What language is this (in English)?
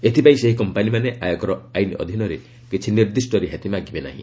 Odia